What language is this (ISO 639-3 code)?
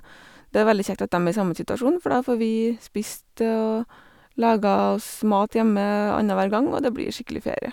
nor